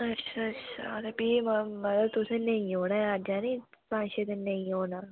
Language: Dogri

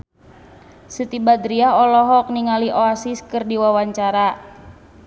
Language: Sundanese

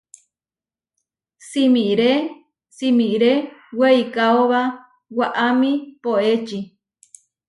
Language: Huarijio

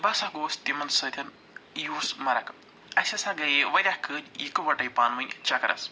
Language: Kashmiri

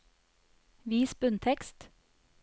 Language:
Norwegian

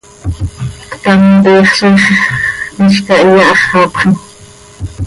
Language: Seri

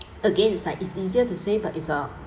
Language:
English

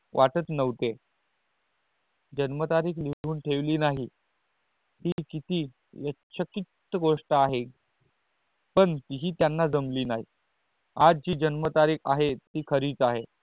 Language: Marathi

